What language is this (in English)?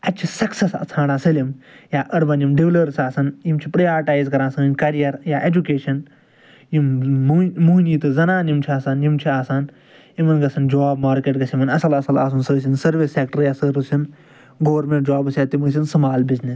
Kashmiri